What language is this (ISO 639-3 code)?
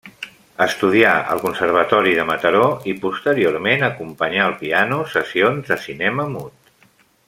cat